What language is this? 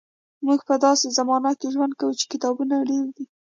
Pashto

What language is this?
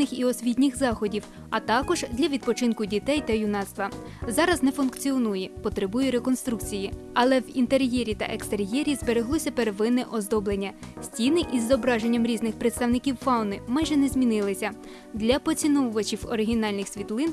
Ukrainian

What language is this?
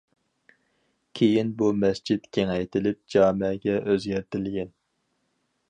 Uyghur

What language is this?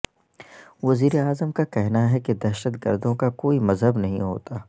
Urdu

